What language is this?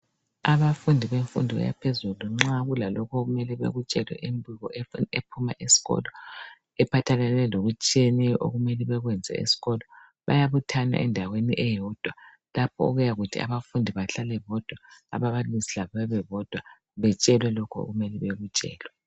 North Ndebele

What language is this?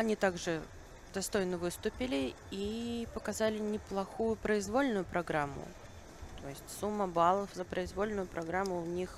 Russian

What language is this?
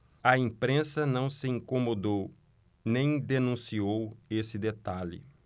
Portuguese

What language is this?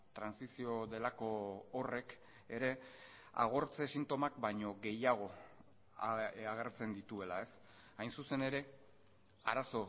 Basque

